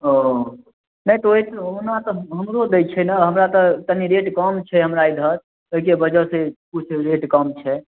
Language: Maithili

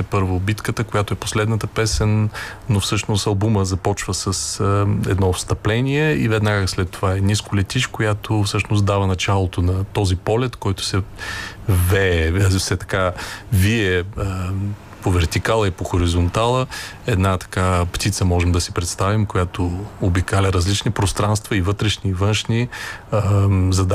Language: Bulgarian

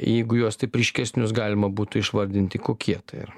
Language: Lithuanian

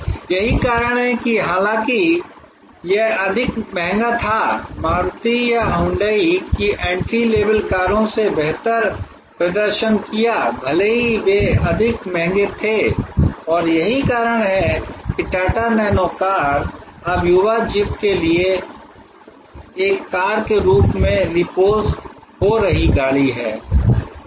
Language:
Hindi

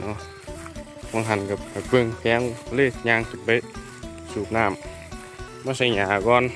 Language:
Thai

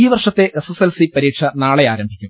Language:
Malayalam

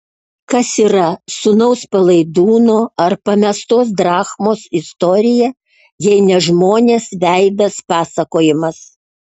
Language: Lithuanian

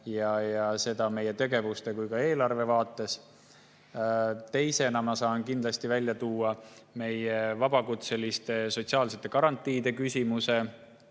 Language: Estonian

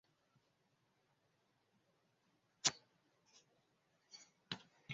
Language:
Swahili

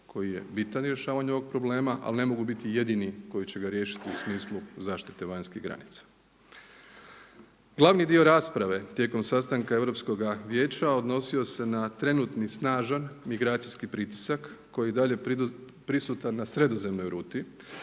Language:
Croatian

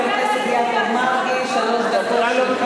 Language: Hebrew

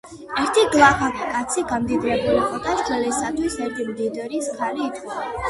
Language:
Georgian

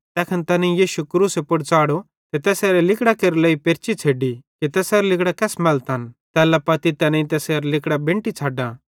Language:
Bhadrawahi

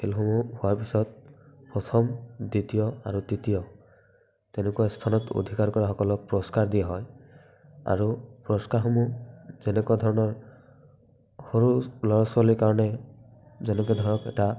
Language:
Assamese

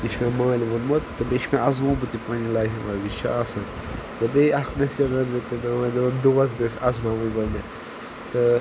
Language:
Kashmiri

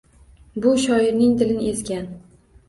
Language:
Uzbek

